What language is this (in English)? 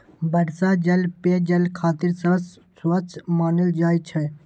Maithili